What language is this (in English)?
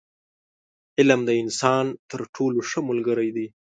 Pashto